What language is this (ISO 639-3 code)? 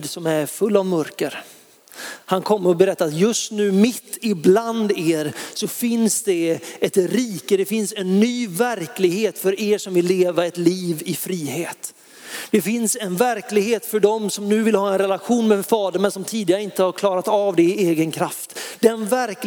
swe